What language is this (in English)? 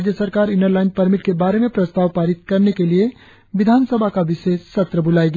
Hindi